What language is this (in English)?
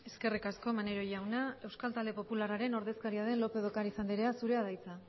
Basque